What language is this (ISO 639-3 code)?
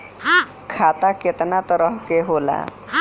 bho